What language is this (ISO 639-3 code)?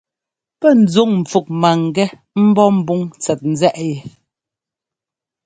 jgo